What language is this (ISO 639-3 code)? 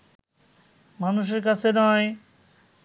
ben